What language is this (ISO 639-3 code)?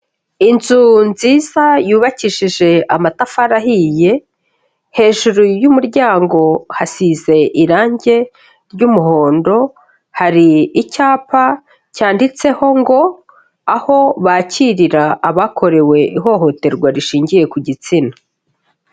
kin